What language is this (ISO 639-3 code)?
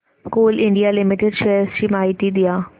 mar